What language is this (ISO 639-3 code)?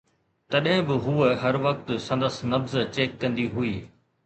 snd